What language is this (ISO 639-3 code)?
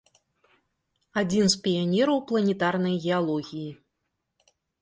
bel